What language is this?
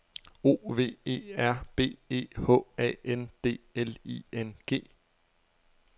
Danish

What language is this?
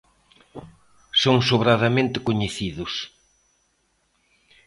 Galician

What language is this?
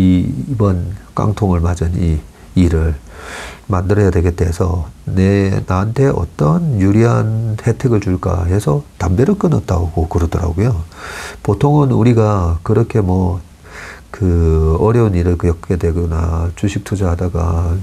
Korean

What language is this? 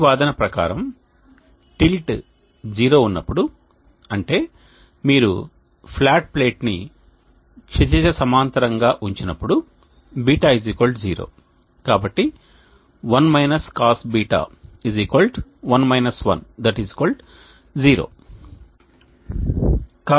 Telugu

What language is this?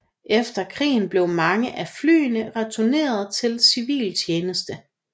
Danish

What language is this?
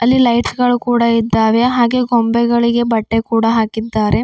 Kannada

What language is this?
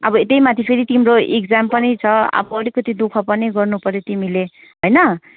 Nepali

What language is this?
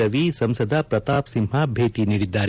Kannada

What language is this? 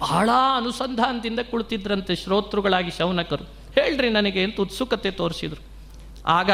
Kannada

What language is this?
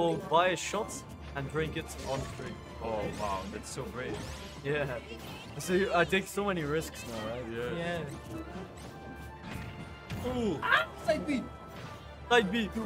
English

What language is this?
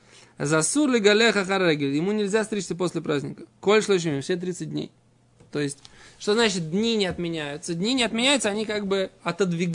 Russian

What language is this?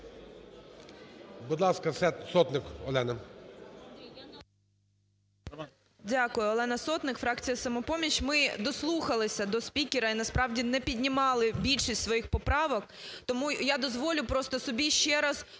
Ukrainian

